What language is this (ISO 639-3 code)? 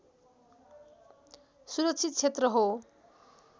nep